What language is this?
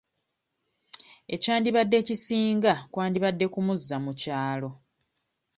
Ganda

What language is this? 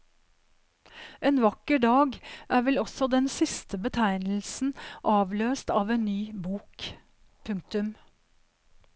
Norwegian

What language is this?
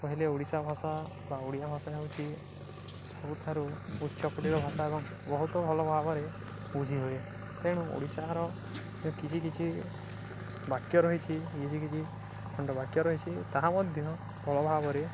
Odia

